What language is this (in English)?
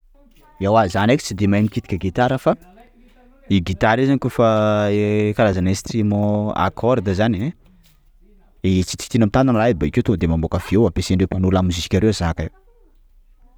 Sakalava Malagasy